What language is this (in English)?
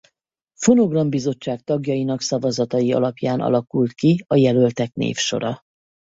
Hungarian